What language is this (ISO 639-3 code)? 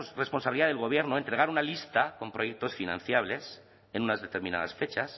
spa